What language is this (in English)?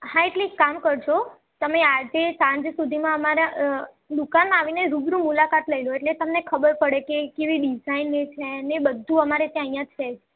Gujarati